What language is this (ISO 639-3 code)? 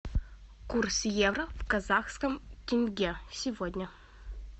rus